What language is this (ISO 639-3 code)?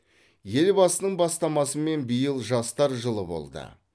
kaz